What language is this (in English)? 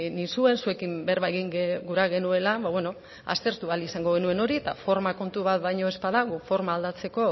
Basque